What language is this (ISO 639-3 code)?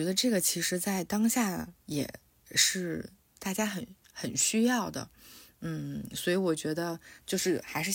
zho